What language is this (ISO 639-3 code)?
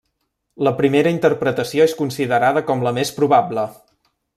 cat